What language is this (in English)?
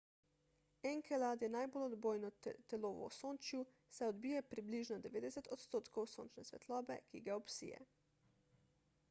Slovenian